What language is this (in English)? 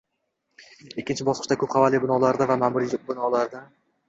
Uzbek